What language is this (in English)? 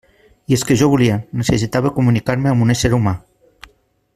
Catalan